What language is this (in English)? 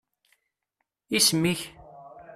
Kabyle